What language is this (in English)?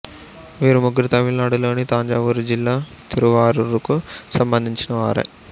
Telugu